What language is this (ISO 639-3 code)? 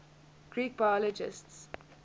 eng